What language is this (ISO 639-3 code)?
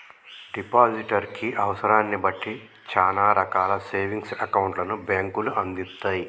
tel